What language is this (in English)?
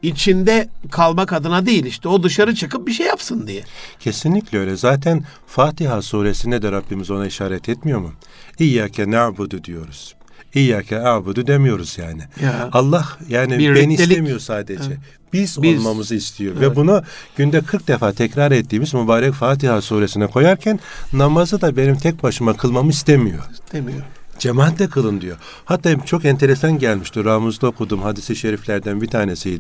Turkish